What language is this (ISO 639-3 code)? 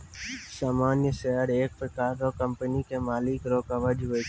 mai